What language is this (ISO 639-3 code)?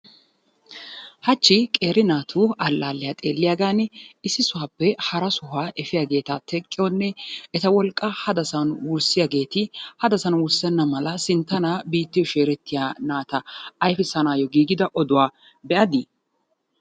wal